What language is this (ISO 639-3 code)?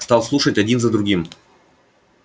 rus